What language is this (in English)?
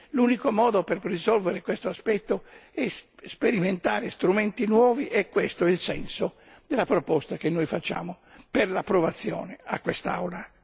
Italian